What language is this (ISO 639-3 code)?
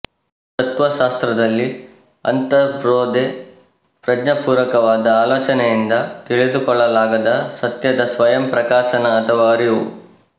kan